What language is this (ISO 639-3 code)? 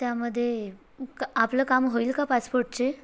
mar